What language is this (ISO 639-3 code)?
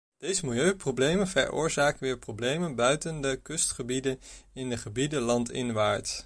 nld